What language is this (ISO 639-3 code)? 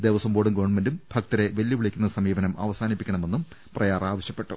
mal